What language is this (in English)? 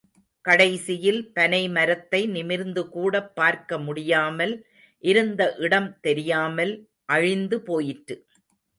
Tamil